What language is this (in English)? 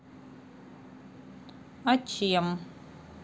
Russian